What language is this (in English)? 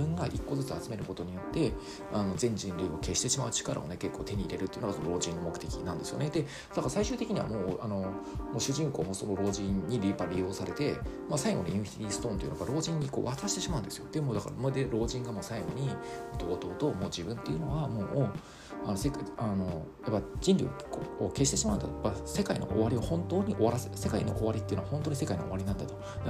Japanese